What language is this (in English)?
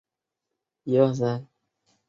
Chinese